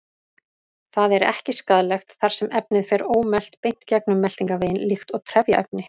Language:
Icelandic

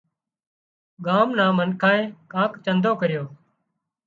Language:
Wadiyara Koli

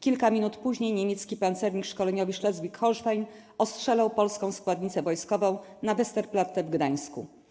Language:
Polish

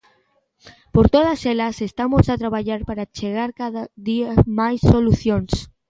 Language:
Galician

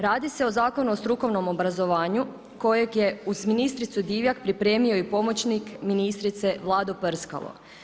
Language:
Croatian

